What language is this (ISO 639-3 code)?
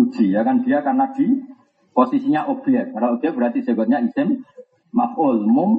ind